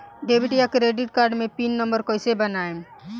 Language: Bhojpuri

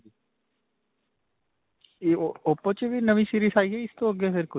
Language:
Punjabi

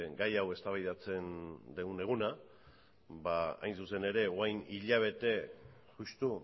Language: Basque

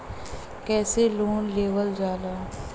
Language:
Bhojpuri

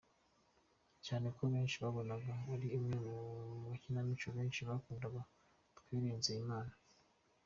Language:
Kinyarwanda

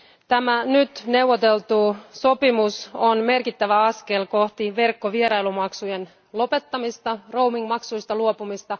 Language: Finnish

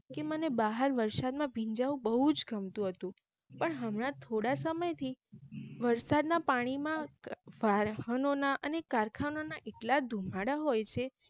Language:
Gujarati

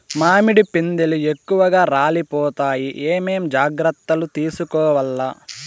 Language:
Telugu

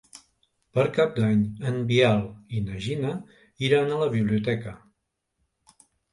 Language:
Catalan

